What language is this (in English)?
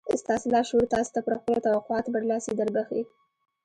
Pashto